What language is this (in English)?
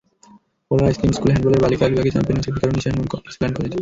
Bangla